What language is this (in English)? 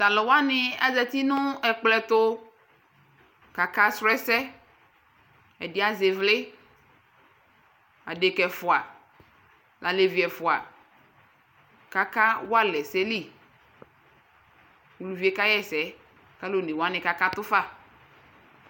Ikposo